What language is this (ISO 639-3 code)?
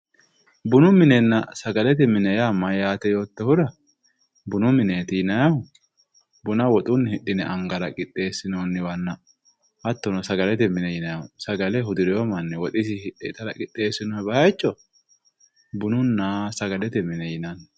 sid